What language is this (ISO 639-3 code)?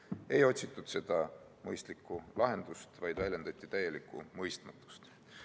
est